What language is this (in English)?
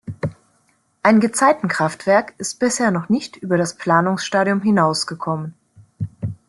German